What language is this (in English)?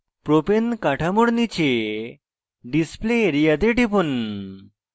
Bangla